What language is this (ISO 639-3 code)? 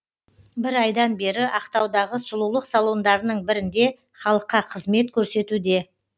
kaz